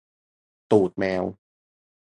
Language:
Thai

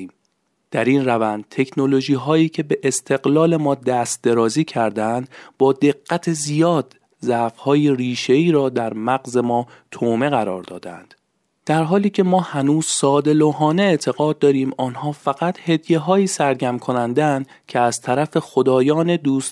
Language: Persian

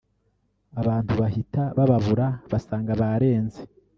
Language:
Kinyarwanda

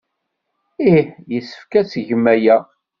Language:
Kabyle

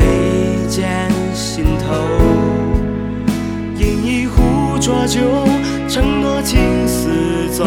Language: Chinese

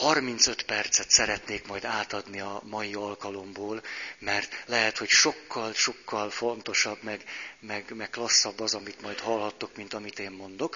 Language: Hungarian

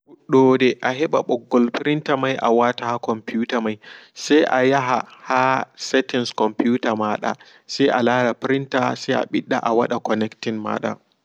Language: Fula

